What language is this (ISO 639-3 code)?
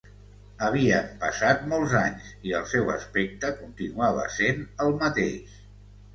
cat